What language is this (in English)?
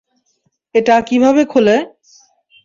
Bangla